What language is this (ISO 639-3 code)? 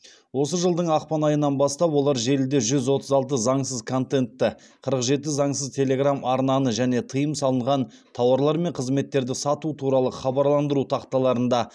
kaz